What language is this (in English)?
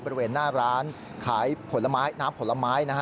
Thai